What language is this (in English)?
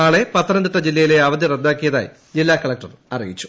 Malayalam